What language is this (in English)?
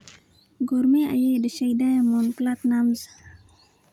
Somali